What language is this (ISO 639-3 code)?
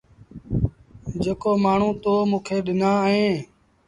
sbn